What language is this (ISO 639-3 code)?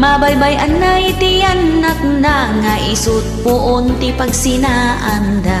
fil